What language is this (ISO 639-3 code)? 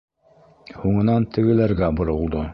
bak